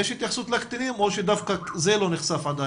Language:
Hebrew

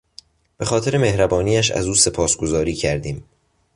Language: Persian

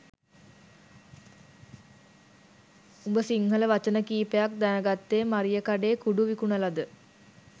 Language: Sinhala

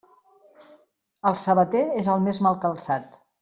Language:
Catalan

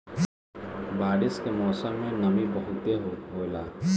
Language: Bhojpuri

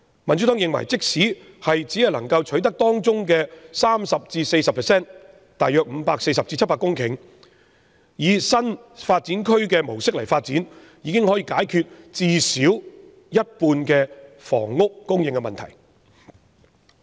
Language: Cantonese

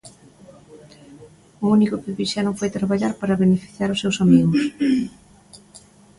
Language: Galician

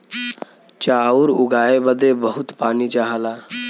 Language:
Bhojpuri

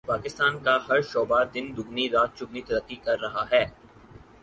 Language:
Urdu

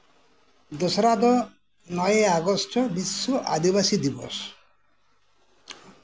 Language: Santali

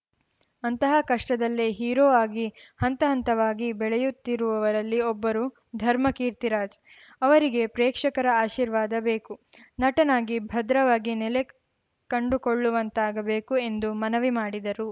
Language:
Kannada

